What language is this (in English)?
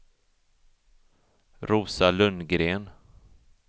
Swedish